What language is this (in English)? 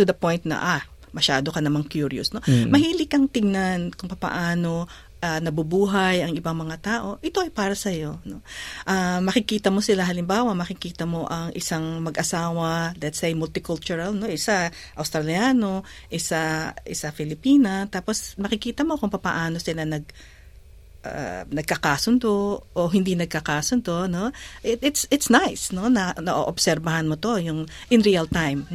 Filipino